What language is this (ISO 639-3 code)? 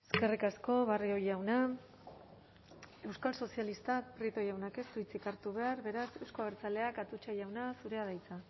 eus